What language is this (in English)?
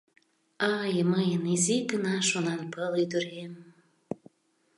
Mari